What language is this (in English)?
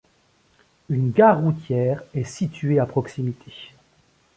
French